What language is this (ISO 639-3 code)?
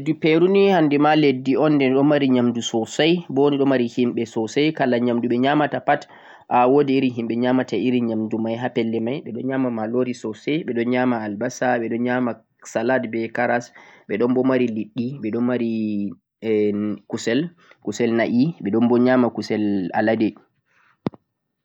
fuq